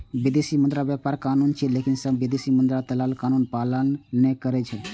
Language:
Maithili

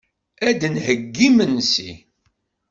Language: Kabyle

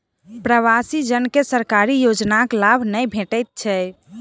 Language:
Maithili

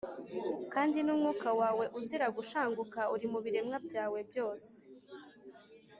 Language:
Kinyarwanda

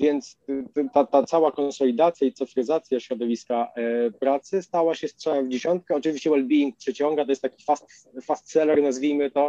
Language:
Polish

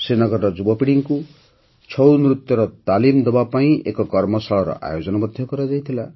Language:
Odia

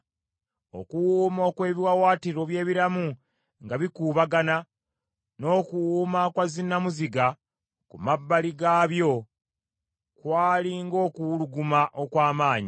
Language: Ganda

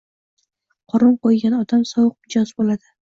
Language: Uzbek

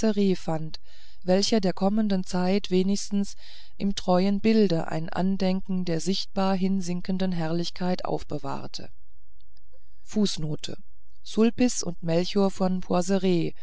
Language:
German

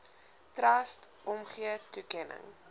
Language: Afrikaans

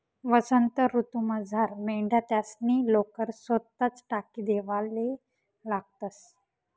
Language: Marathi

